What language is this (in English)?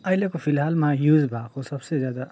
Nepali